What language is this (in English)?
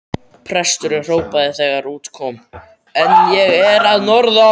Icelandic